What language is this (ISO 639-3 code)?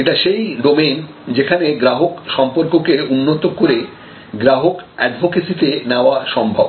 ben